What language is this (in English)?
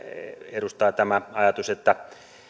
Finnish